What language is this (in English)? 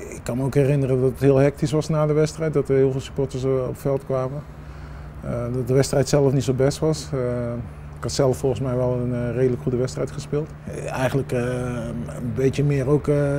Dutch